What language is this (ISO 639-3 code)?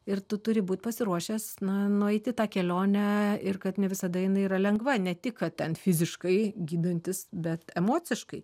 lit